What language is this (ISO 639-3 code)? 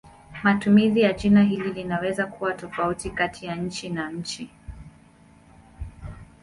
swa